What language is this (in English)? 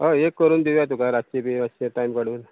Konkani